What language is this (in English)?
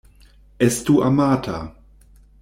Esperanto